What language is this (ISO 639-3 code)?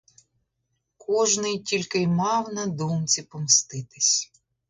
ukr